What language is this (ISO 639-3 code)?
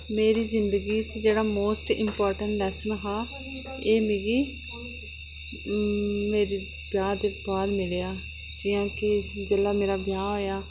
doi